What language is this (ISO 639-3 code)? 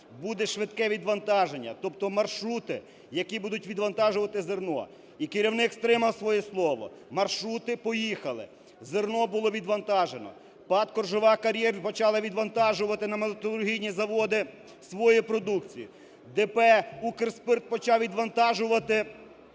ukr